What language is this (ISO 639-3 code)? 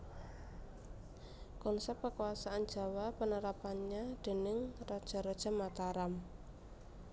jav